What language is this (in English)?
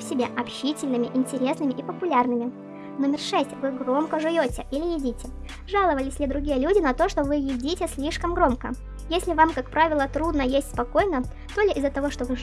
Russian